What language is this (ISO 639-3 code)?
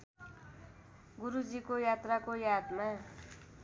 nep